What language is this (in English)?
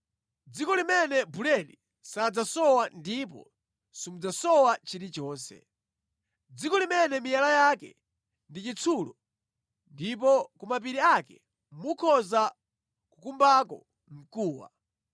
Nyanja